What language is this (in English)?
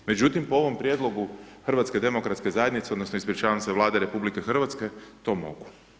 Croatian